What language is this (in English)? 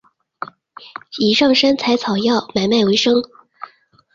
Chinese